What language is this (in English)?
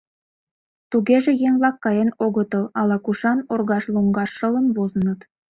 Mari